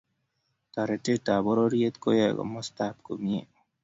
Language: Kalenjin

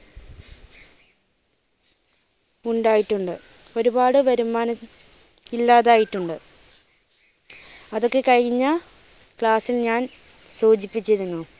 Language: Malayalam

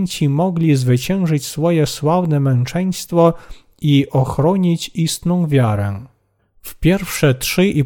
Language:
Polish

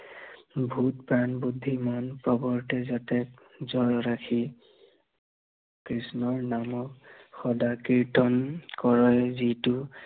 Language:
Assamese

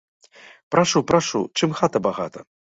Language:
Belarusian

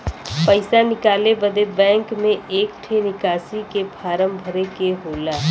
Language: Bhojpuri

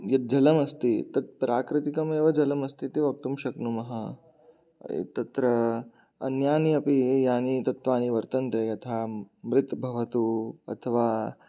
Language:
Sanskrit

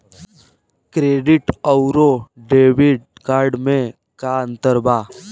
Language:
Bhojpuri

